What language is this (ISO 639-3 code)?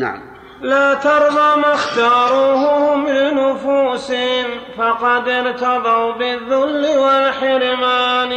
ara